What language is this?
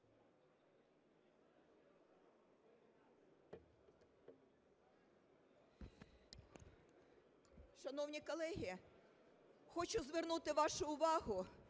Ukrainian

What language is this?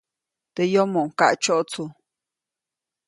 Copainalá Zoque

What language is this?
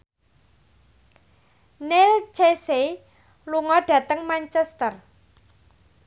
Javanese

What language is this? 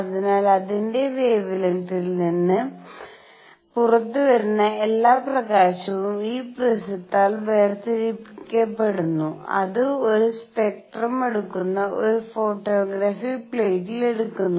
Malayalam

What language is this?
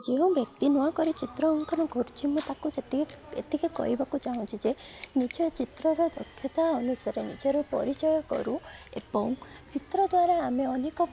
Odia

